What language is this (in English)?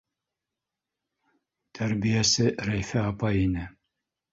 Bashkir